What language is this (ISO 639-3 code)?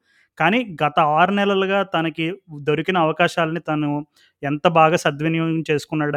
tel